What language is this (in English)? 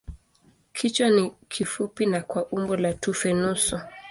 Swahili